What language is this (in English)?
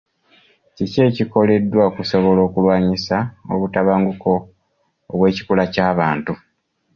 Ganda